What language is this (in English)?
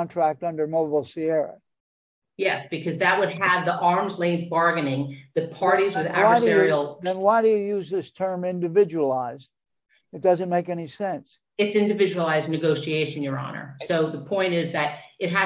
English